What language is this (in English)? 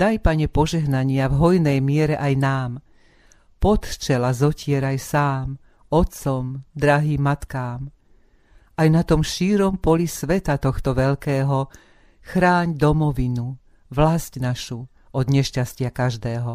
Slovak